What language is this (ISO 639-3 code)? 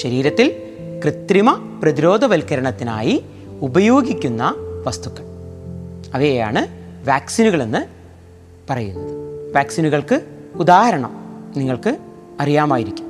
mal